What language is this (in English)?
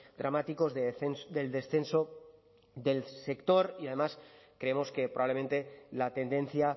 Spanish